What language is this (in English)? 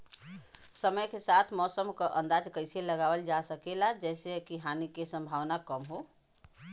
Bhojpuri